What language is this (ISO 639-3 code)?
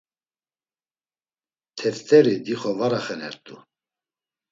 lzz